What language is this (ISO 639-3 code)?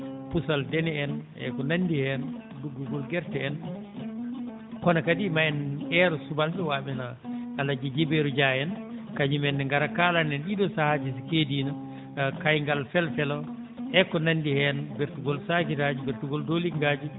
ful